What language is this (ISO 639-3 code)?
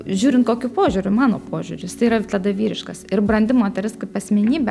lit